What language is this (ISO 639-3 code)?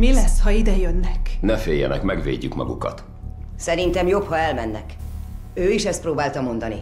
hun